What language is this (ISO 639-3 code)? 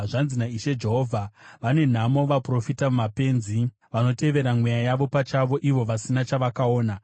sna